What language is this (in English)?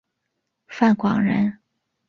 Chinese